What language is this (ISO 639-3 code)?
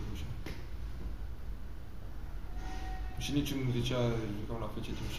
ron